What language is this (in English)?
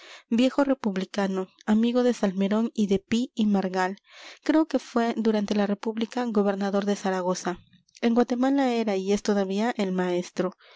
Spanish